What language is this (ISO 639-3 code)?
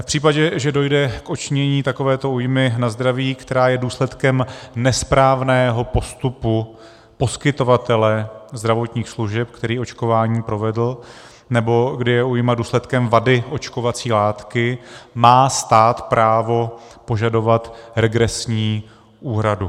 ces